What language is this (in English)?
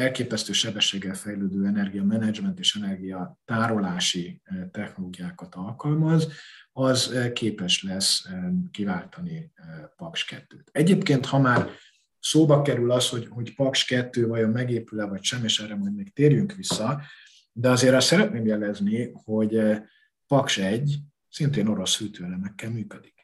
Hungarian